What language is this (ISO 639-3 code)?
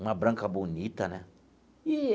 por